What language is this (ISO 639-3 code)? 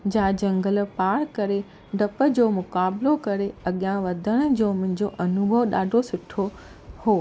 snd